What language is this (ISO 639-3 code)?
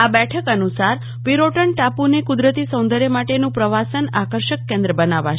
guj